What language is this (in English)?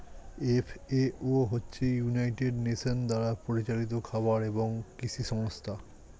Bangla